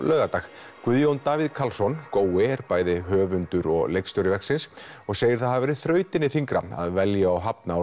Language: Icelandic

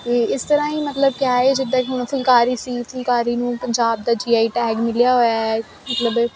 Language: Punjabi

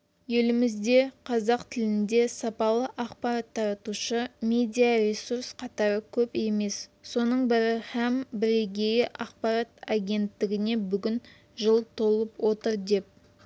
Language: Kazakh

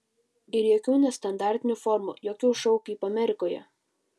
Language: Lithuanian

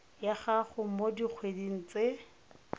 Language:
Tswana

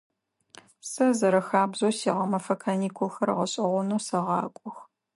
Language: Adyghe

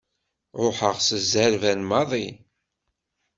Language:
Kabyle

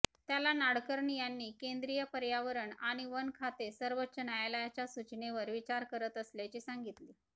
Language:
Marathi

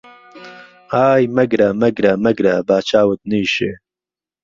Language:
Central Kurdish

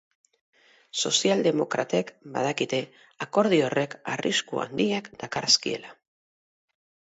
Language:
Basque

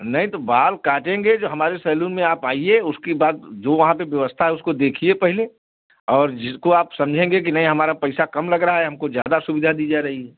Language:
Hindi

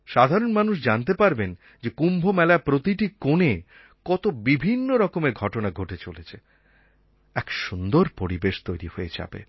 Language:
Bangla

